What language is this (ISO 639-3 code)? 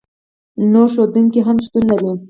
pus